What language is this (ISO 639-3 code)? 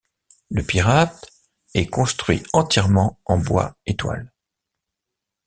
fra